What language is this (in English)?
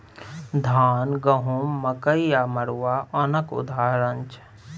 Maithili